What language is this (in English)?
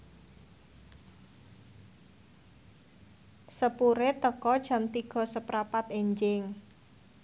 Javanese